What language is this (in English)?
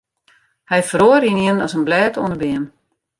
Western Frisian